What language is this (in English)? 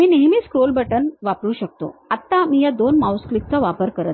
Marathi